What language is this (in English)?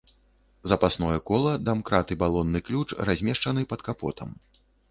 Belarusian